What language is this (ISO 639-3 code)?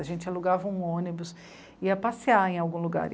por